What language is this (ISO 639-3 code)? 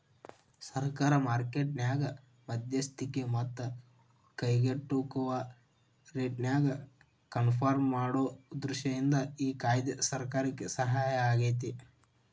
kan